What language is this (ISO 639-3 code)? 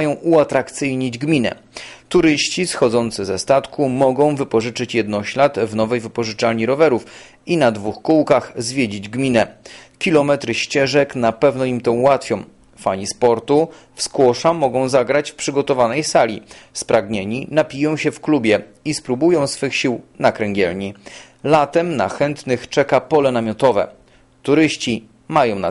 pol